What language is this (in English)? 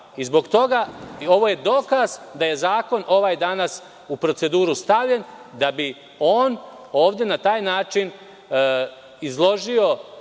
Serbian